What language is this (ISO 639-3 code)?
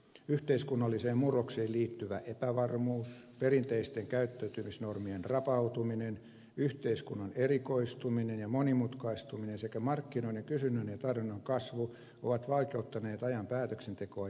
fin